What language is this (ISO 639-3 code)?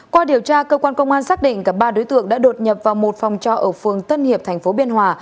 vie